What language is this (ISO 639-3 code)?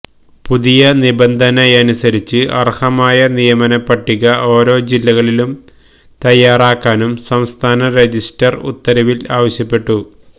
mal